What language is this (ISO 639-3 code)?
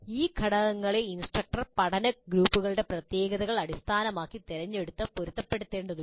mal